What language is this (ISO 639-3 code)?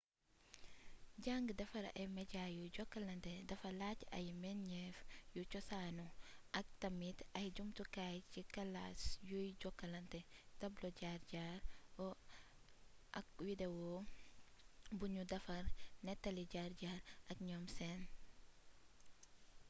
wol